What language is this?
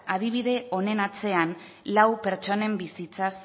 Basque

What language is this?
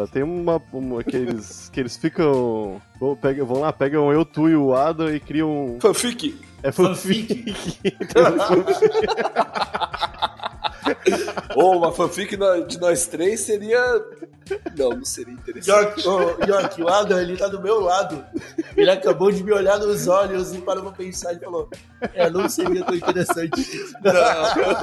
Portuguese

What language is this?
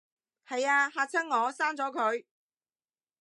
Cantonese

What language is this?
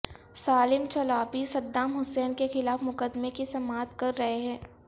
Urdu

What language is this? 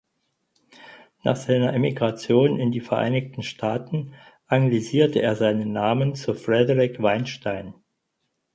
German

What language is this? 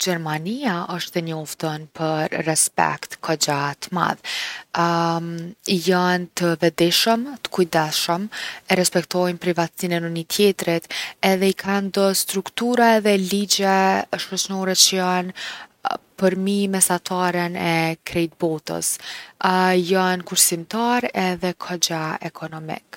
Gheg Albanian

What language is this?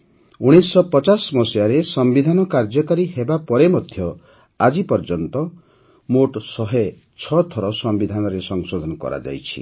Odia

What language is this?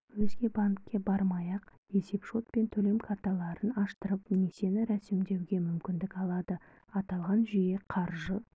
Kazakh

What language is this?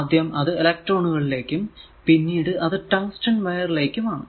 Malayalam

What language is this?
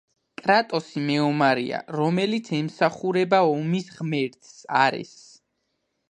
Georgian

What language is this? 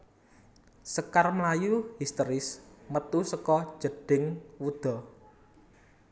Javanese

